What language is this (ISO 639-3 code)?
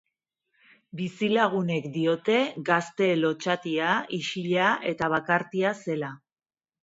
eus